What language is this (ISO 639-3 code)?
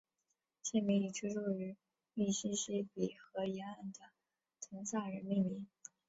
zho